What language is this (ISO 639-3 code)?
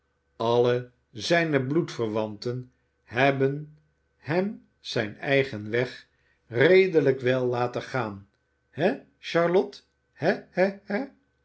nld